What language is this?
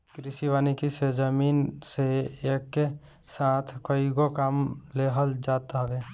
Bhojpuri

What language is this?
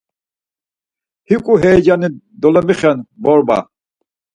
Laz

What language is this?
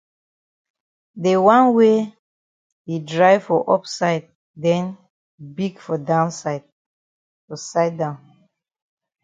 Cameroon Pidgin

